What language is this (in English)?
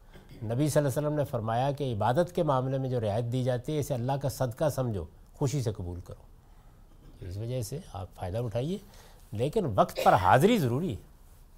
Urdu